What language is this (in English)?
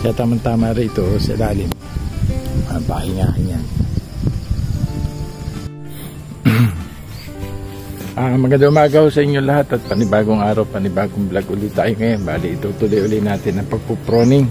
Filipino